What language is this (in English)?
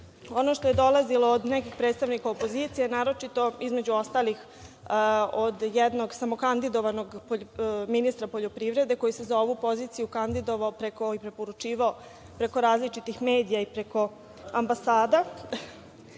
Serbian